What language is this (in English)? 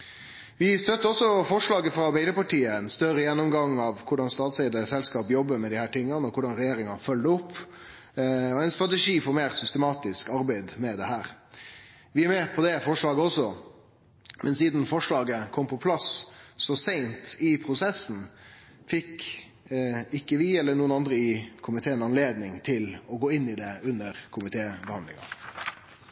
Norwegian Nynorsk